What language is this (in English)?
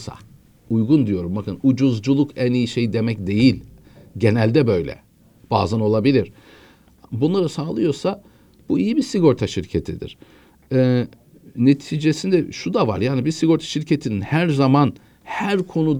Turkish